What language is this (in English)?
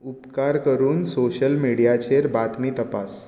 Konkani